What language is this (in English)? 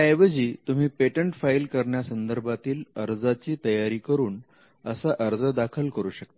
Marathi